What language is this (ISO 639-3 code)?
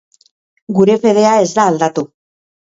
eus